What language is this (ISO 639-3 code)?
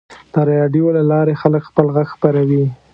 pus